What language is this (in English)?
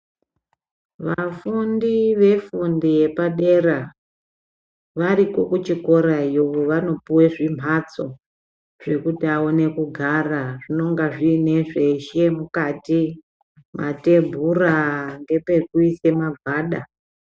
Ndau